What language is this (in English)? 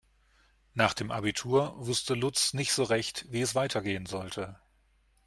German